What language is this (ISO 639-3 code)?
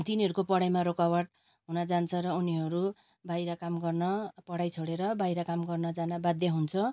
nep